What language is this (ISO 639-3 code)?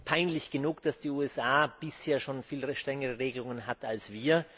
deu